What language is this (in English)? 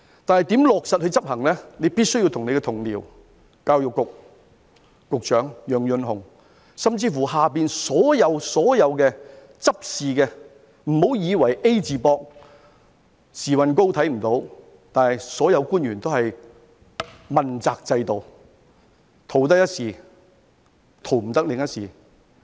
Cantonese